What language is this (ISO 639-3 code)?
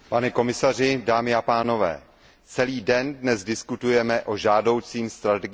ces